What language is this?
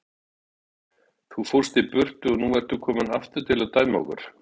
Icelandic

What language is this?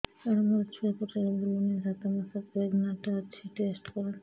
Odia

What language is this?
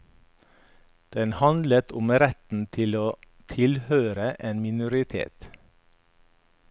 Norwegian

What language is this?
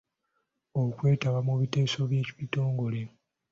Ganda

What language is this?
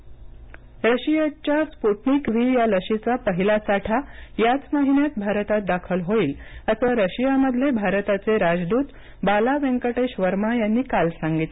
Marathi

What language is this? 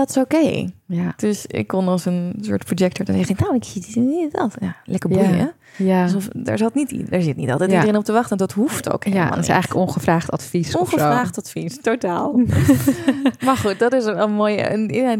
Dutch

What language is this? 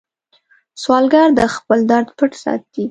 Pashto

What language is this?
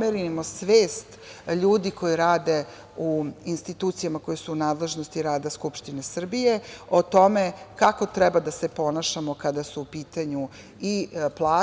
Serbian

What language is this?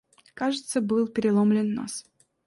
Russian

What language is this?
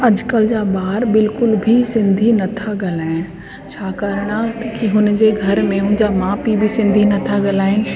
Sindhi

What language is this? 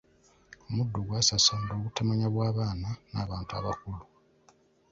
Ganda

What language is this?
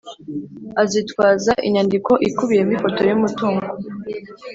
Kinyarwanda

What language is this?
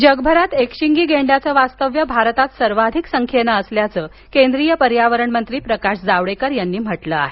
Marathi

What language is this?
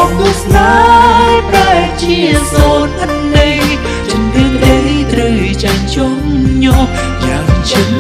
Vietnamese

